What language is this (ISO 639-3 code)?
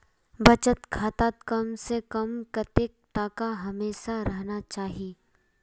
mag